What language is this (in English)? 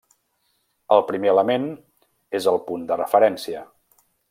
Catalan